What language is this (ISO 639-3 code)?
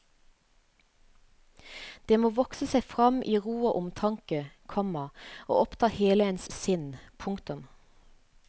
nor